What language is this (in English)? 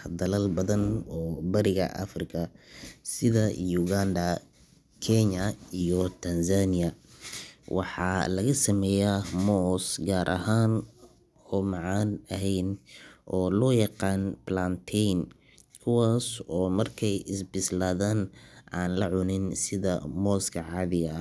Somali